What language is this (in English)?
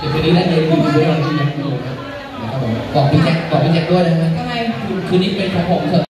Thai